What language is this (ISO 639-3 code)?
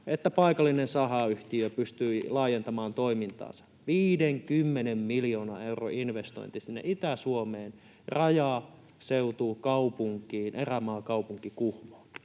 fin